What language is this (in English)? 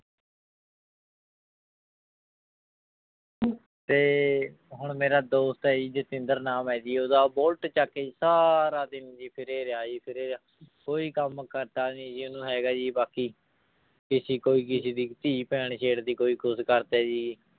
Punjabi